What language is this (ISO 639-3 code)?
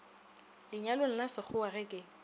nso